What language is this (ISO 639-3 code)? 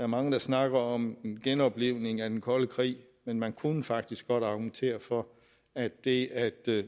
dan